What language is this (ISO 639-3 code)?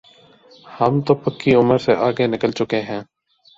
urd